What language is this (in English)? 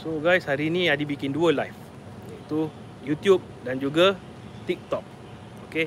Malay